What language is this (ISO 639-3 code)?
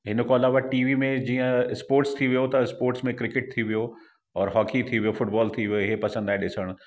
snd